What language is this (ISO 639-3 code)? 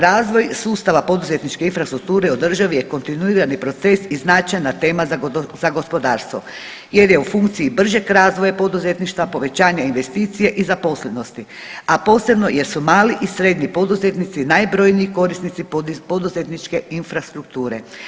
hrv